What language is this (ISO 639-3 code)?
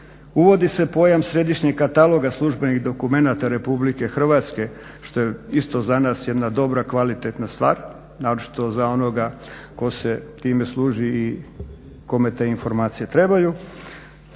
hrv